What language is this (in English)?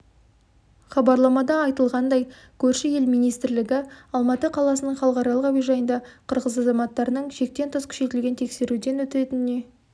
Kazakh